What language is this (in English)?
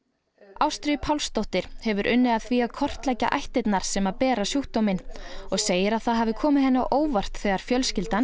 Icelandic